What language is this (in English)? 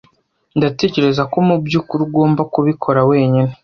Kinyarwanda